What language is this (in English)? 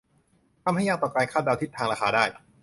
Thai